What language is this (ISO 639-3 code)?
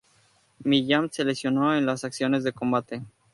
spa